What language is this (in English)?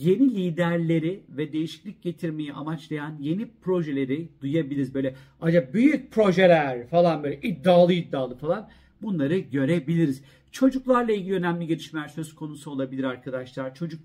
Turkish